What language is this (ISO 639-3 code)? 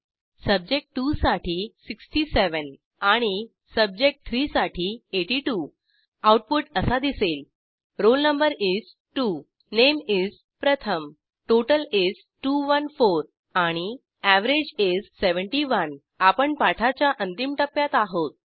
mar